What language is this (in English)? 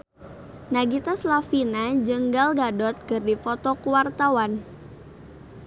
Sundanese